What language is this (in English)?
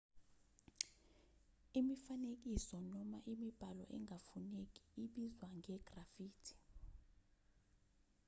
Zulu